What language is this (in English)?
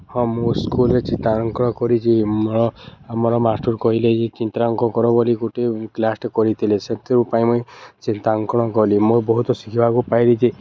Odia